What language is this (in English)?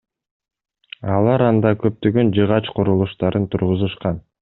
Kyrgyz